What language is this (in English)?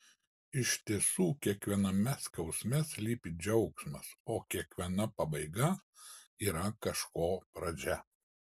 Lithuanian